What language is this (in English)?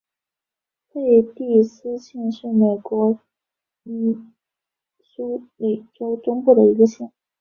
Chinese